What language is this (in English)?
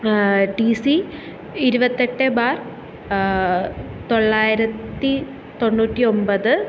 Malayalam